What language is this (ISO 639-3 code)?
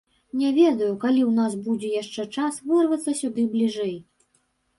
bel